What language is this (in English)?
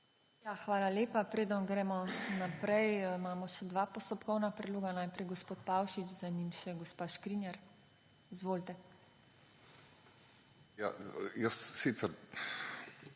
Slovenian